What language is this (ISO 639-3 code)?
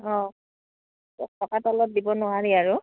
asm